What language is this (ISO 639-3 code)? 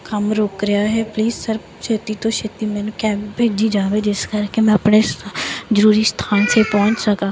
pan